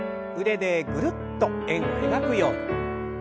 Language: Japanese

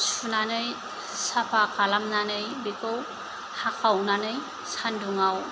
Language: Bodo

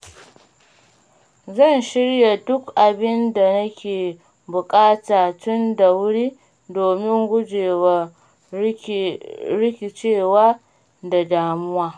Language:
Hausa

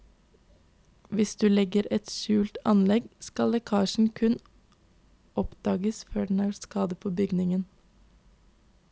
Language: Norwegian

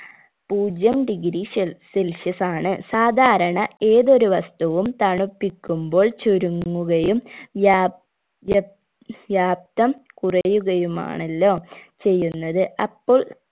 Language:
Malayalam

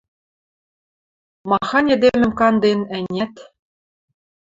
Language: Western Mari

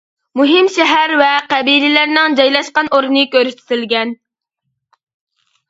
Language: Uyghur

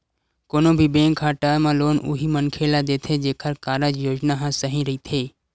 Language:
Chhattisgarhi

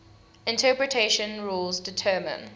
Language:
English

